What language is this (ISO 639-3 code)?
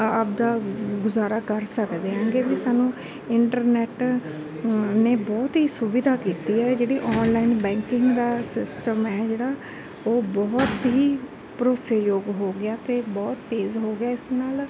pan